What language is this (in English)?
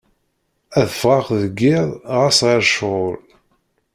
Kabyle